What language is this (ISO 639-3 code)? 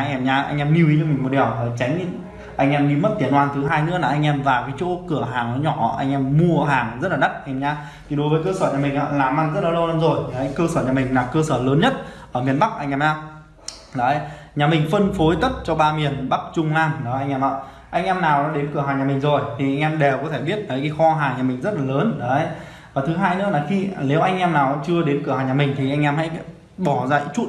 vie